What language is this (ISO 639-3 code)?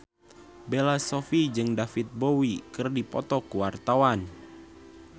sun